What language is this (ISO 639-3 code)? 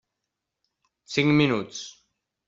cat